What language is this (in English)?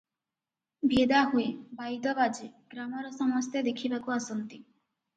Odia